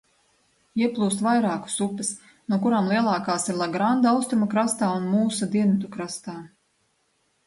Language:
Latvian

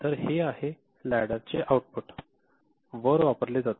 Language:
Marathi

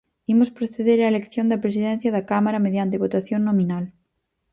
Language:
Galician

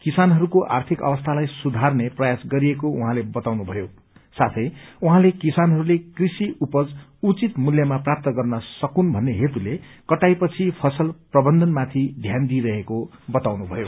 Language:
Nepali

